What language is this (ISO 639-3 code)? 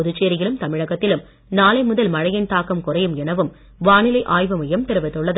tam